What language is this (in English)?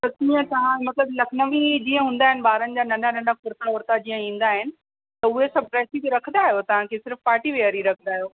Sindhi